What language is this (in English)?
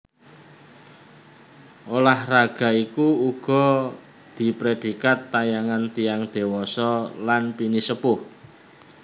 Javanese